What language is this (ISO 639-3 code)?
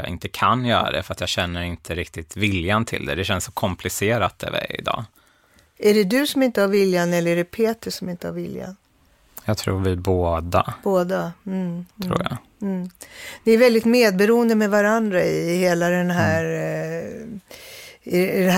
swe